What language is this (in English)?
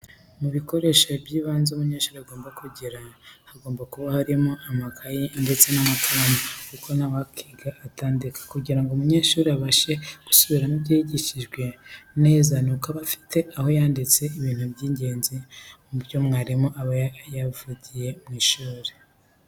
Kinyarwanda